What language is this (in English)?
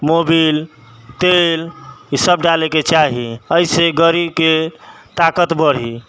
Maithili